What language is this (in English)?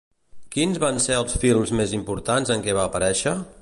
Catalan